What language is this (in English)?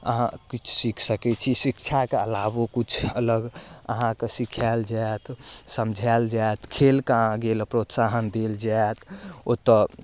Maithili